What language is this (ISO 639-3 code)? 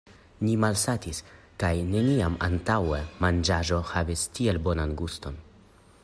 epo